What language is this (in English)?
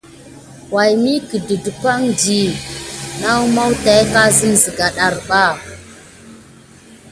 Gidar